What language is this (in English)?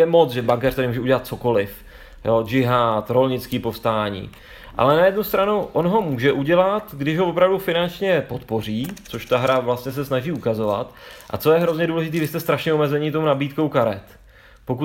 Czech